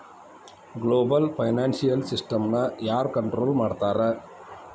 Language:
Kannada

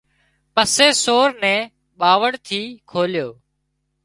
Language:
Wadiyara Koli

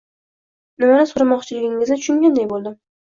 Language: Uzbek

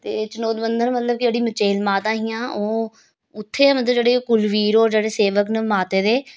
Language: Dogri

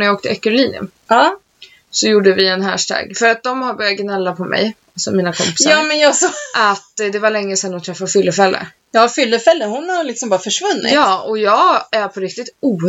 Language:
Swedish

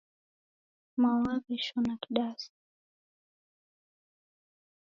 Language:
Taita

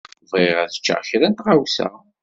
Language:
Kabyle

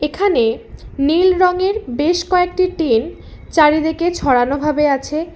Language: Bangla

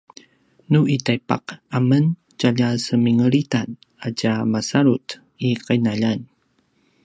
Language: Paiwan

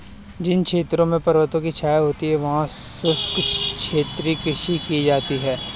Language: Hindi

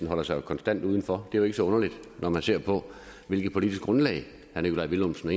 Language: Danish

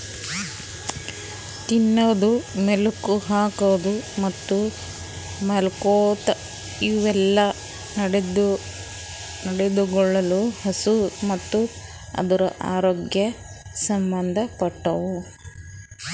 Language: Kannada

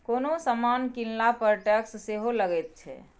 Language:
Maithili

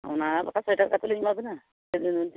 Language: Santali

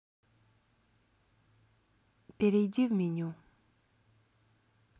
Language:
Russian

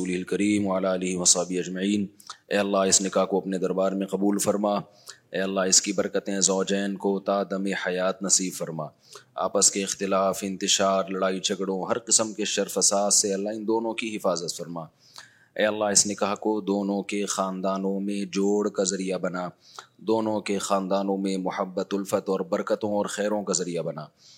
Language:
Urdu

